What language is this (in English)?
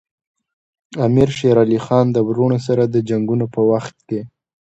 Pashto